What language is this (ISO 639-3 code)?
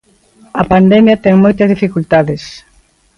glg